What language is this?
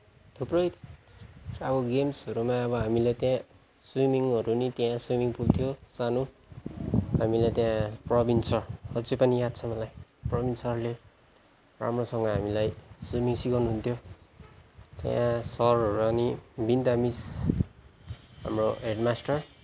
Nepali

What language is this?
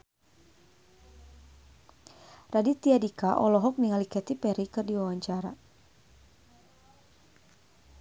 Sundanese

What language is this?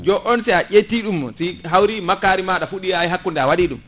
Fula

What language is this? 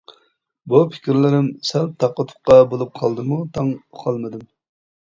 Uyghur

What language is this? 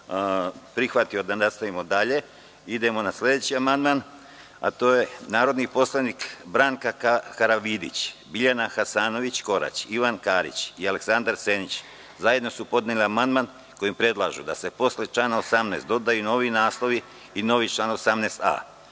Serbian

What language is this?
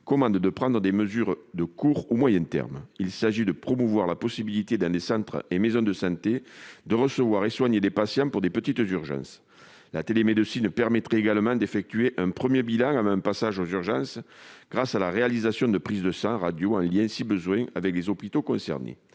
French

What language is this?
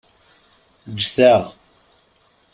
Kabyle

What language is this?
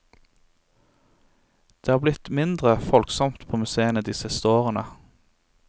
Norwegian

